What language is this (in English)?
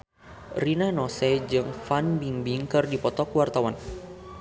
Sundanese